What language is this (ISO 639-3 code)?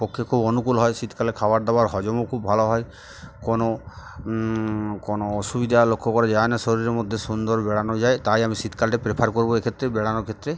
ben